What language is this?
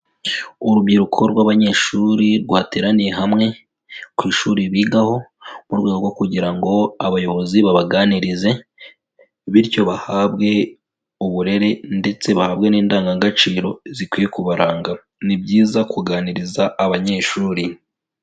Kinyarwanda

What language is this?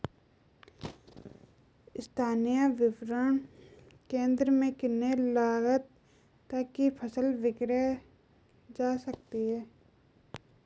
Hindi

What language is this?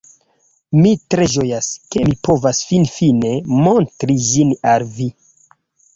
Esperanto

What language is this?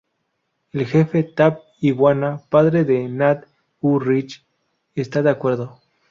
Spanish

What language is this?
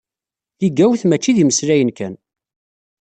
Kabyle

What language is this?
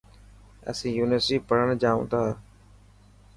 Dhatki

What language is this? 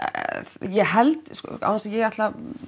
Icelandic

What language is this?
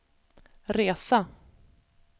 Swedish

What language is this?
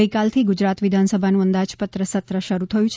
Gujarati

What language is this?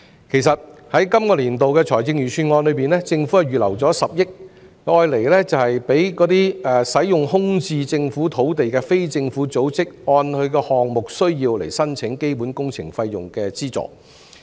Cantonese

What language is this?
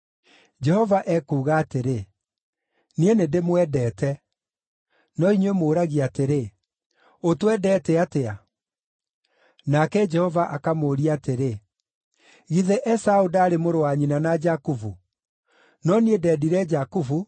Kikuyu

